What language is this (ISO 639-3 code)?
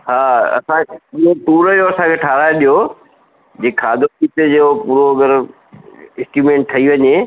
snd